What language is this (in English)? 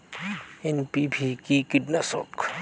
Bangla